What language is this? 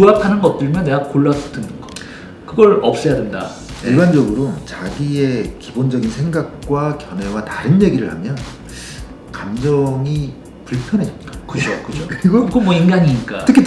Korean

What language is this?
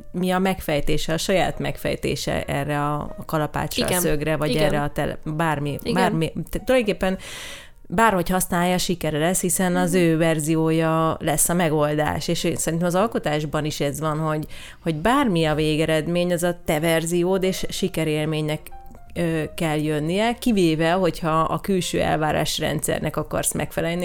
Hungarian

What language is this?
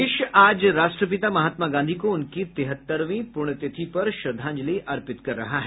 Hindi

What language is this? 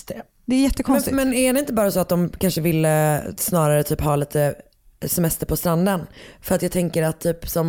Swedish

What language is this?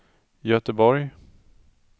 Swedish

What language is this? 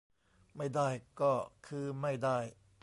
Thai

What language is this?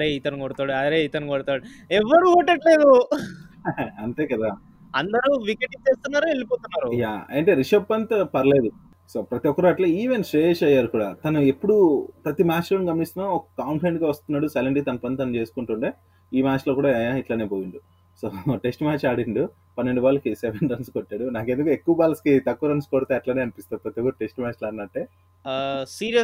Telugu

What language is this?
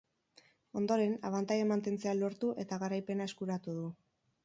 Basque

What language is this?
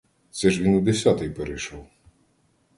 Ukrainian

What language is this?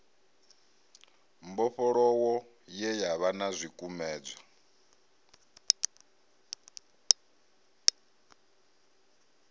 Venda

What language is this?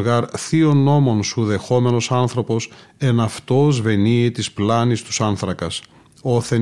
Greek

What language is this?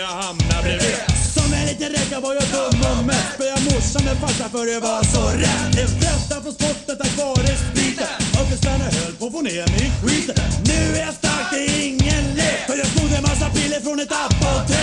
Swedish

